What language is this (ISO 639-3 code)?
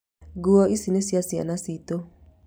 kik